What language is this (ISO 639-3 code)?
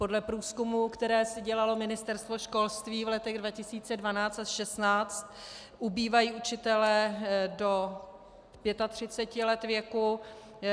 ces